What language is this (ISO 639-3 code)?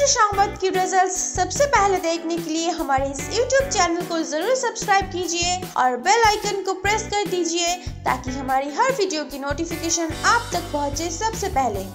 hin